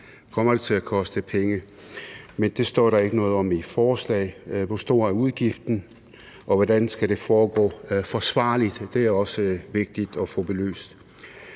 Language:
Danish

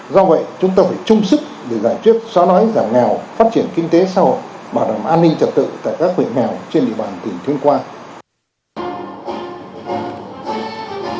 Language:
Vietnamese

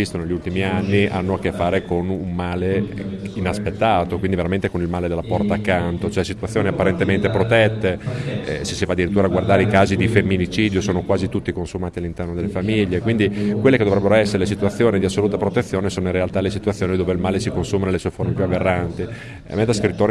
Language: Italian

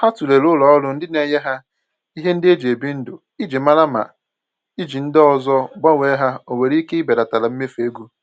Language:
Igbo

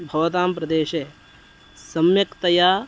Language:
Sanskrit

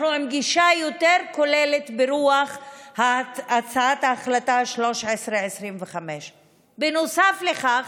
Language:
Hebrew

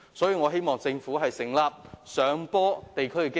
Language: Cantonese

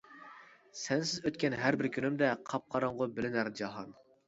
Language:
Uyghur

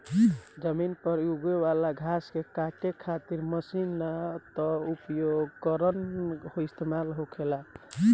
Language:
Bhojpuri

